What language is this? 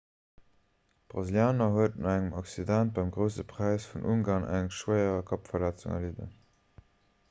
Luxembourgish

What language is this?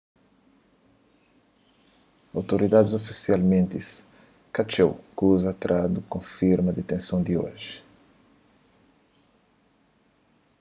Kabuverdianu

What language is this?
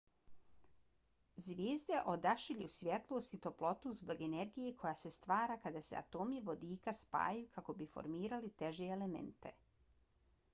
Bosnian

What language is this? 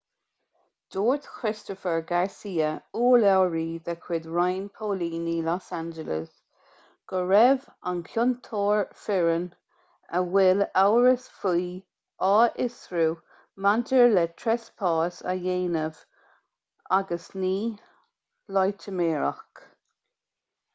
Irish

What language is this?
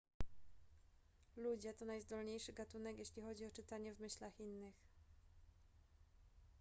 Polish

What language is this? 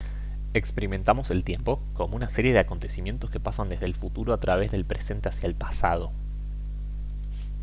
Spanish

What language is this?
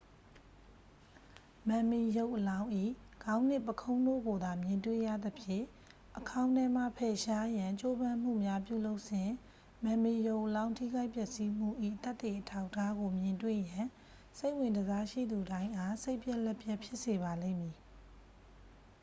Burmese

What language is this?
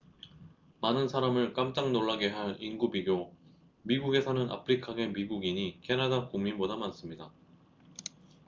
Korean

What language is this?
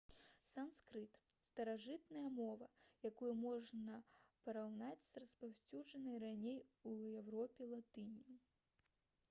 Belarusian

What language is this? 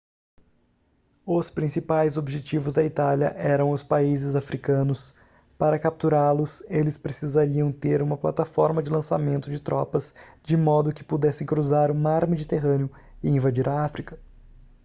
Portuguese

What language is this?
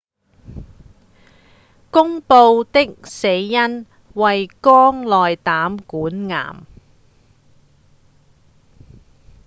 Cantonese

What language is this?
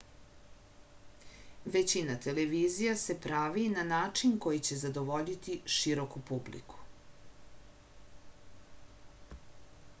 Serbian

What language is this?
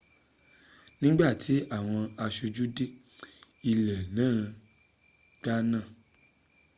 Yoruba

